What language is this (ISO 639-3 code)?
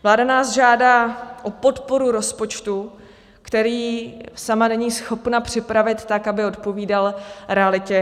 ces